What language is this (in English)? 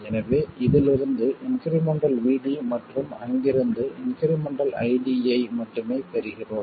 Tamil